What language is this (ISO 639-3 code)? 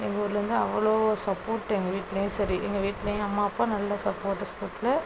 tam